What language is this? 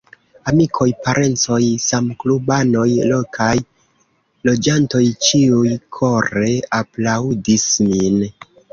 Esperanto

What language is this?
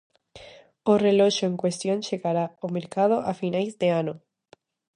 Galician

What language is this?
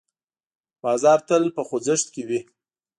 Pashto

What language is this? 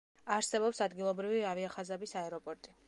Georgian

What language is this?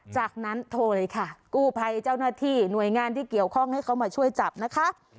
Thai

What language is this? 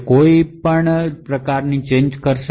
Gujarati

